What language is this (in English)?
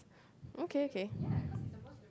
English